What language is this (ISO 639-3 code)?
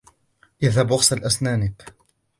ara